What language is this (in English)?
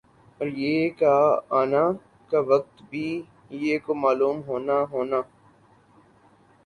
Urdu